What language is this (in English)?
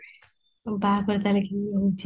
Odia